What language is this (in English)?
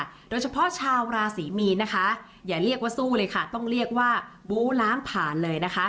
Thai